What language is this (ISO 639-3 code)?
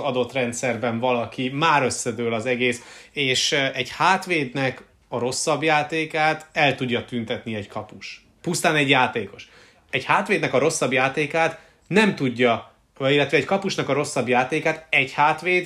hun